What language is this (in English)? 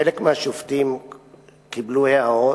Hebrew